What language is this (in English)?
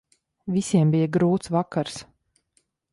Latvian